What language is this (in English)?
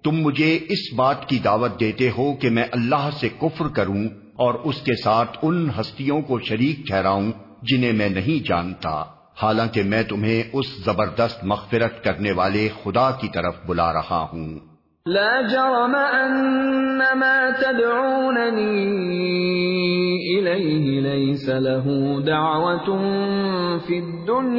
Urdu